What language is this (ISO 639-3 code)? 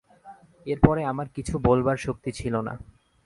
ben